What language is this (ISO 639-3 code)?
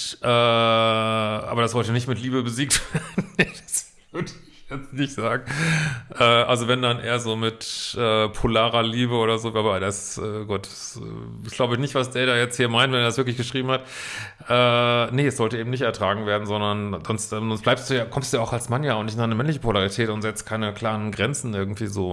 deu